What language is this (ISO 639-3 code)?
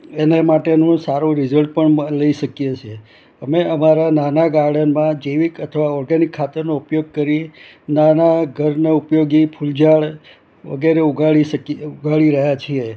guj